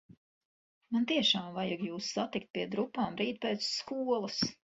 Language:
Latvian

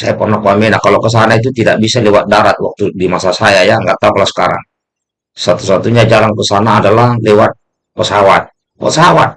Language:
Indonesian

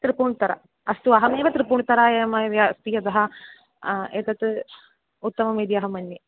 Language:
Sanskrit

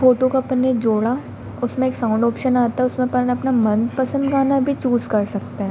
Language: Hindi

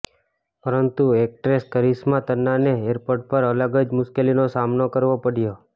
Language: Gujarati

